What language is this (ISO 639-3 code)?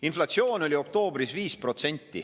est